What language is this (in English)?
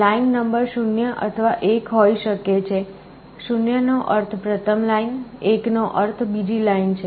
Gujarati